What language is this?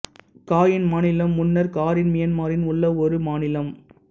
Tamil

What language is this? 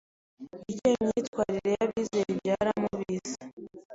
Kinyarwanda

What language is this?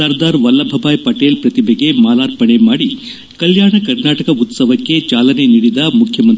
Kannada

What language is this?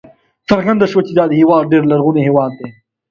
Pashto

